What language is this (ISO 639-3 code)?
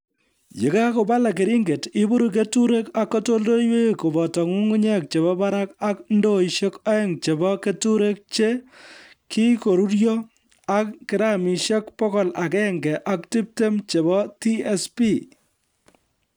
kln